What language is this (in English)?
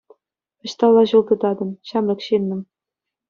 Chuvash